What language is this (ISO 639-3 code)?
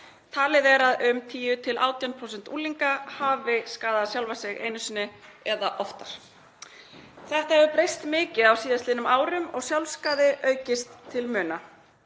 isl